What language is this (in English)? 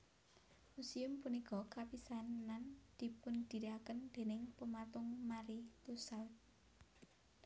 Javanese